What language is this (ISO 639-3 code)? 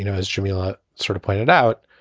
eng